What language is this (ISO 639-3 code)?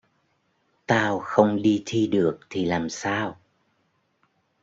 vie